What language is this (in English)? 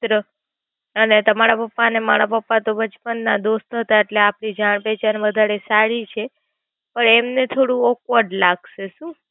Gujarati